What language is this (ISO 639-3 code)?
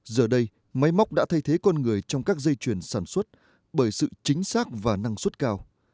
vie